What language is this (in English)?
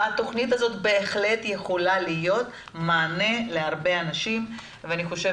Hebrew